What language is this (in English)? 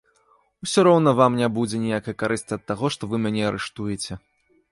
Belarusian